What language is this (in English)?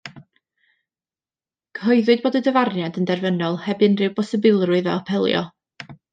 Welsh